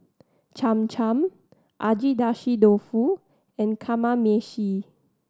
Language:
English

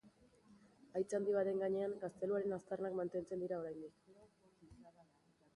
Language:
Basque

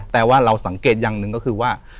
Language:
Thai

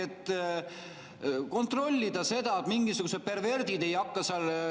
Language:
Estonian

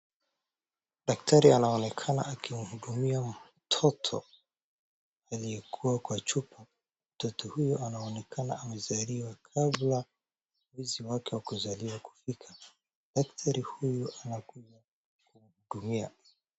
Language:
Swahili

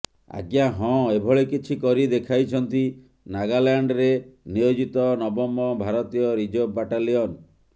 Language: Odia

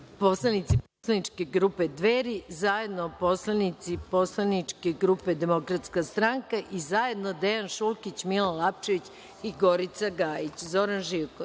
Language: Serbian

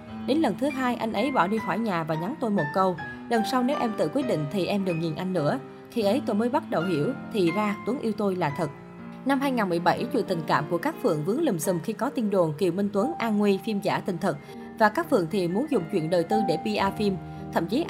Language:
Vietnamese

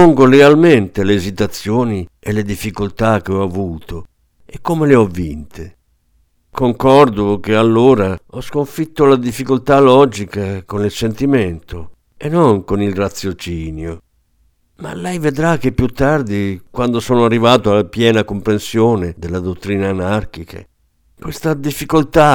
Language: Italian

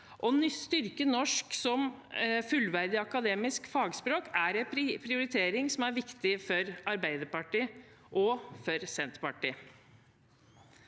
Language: Norwegian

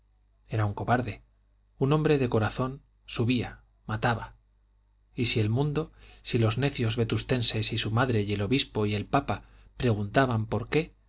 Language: Spanish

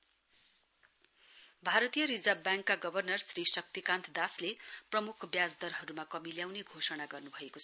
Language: Nepali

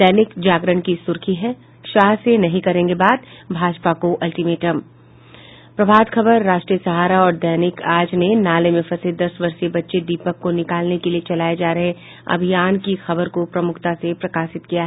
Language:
Hindi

